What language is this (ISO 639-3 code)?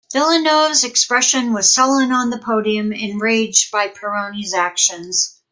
eng